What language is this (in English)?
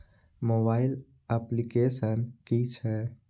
Maithili